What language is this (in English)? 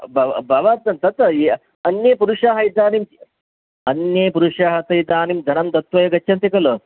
Sanskrit